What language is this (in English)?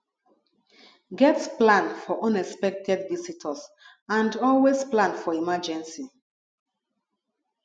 Nigerian Pidgin